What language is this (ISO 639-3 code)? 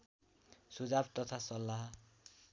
nep